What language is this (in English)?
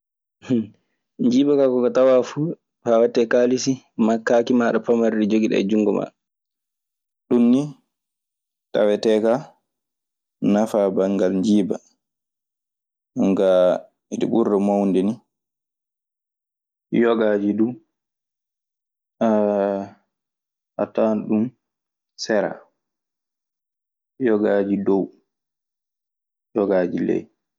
Maasina Fulfulde